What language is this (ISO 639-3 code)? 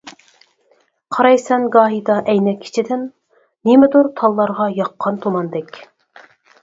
uig